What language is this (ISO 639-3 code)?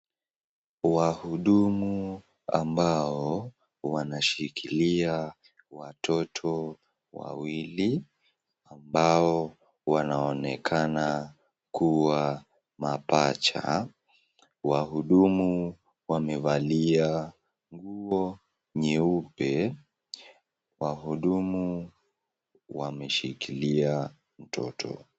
swa